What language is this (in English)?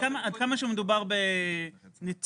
Hebrew